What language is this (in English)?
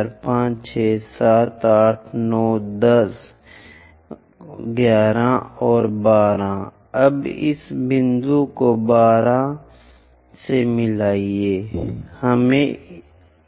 Hindi